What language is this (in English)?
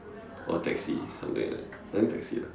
English